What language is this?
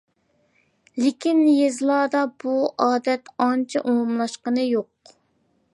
Uyghur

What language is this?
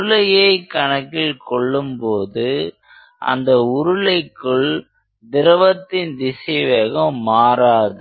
Tamil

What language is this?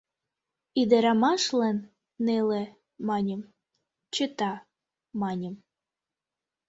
Mari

